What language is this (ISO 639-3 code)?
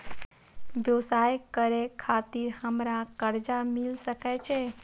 mai